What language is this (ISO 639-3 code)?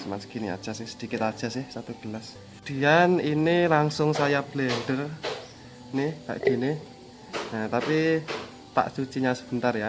ind